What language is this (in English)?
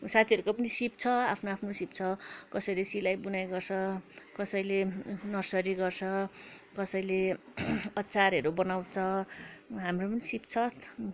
Nepali